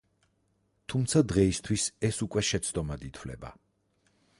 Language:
Georgian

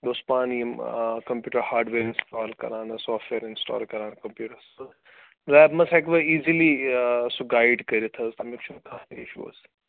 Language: Kashmiri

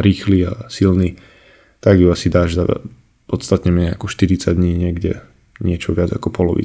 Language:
Slovak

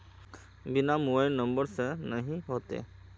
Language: Magahi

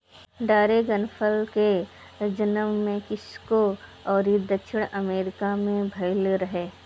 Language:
Bhojpuri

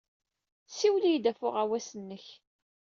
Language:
Kabyle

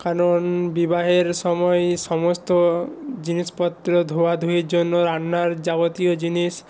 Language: Bangla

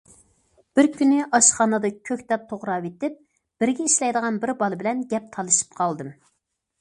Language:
Uyghur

